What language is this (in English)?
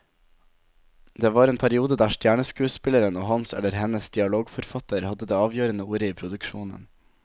Norwegian